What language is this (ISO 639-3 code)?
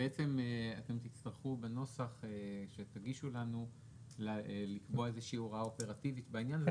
heb